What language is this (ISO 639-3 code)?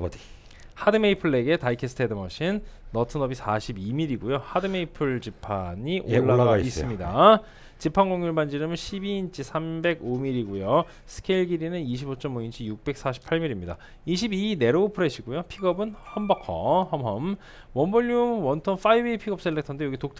kor